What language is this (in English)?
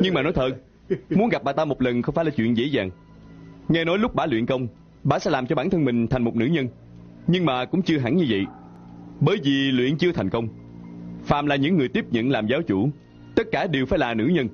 Vietnamese